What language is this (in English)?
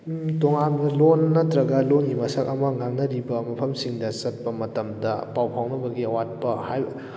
Manipuri